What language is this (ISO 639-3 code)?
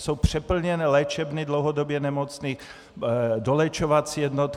ces